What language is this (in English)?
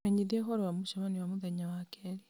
Kikuyu